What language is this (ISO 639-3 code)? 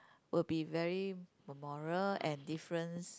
eng